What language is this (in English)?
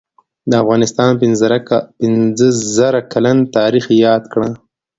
Pashto